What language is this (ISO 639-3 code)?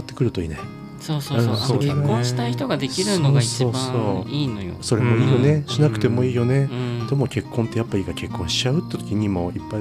jpn